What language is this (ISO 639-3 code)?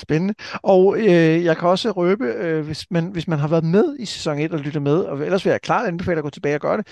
dan